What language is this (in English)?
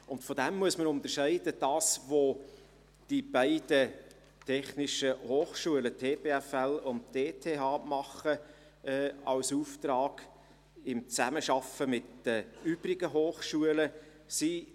Swiss German